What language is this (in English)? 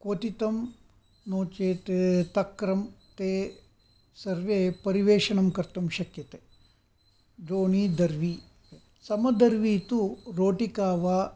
Sanskrit